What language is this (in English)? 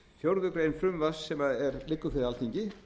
Icelandic